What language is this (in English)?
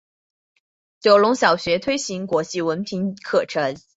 Chinese